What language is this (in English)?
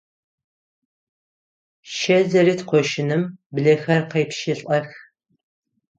Adyghe